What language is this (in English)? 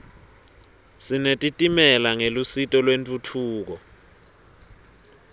Swati